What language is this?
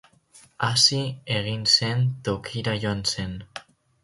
Basque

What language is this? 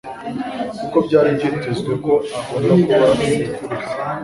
Kinyarwanda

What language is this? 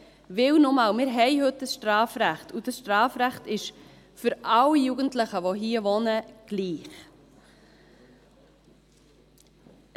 Swiss German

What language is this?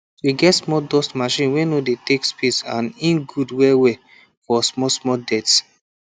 Nigerian Pidgin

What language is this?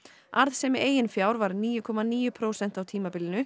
Icelandic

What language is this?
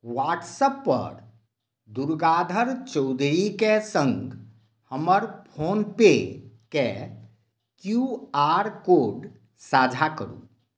Maithili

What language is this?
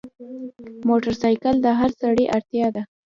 Pashto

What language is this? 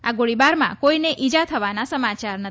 Gujarati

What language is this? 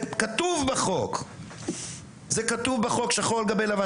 Hebrew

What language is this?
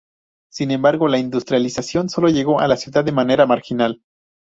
Spanish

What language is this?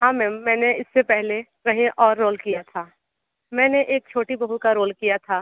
Hindi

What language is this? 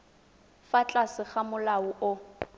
Tswana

